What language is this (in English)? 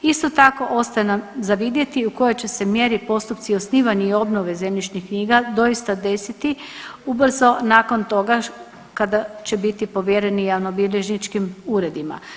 Croatian